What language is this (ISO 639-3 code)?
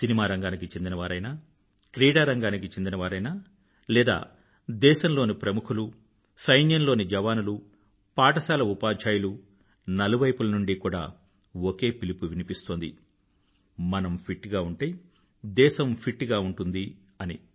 tel